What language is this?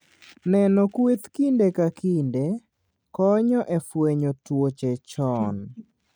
Luo (Kenya and Tanzania)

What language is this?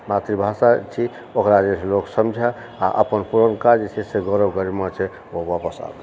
Maithili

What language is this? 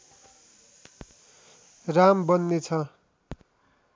Nepali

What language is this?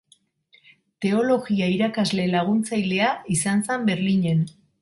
Basque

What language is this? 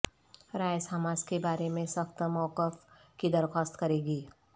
Urdu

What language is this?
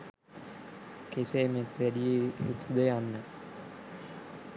Sinhala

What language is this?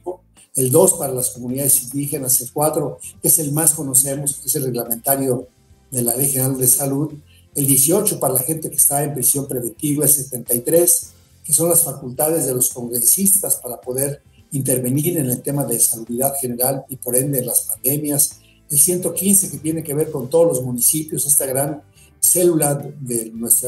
Spanish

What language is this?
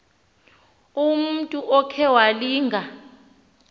Xhosa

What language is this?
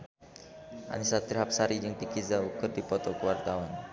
Sundanese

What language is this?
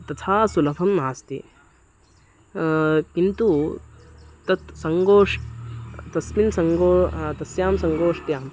Sanskrit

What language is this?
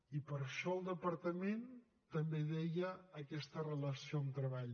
Catalan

